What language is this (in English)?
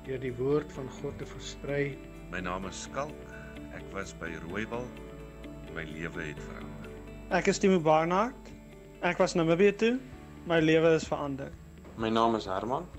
Dutch